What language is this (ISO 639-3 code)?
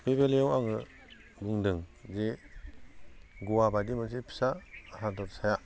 brx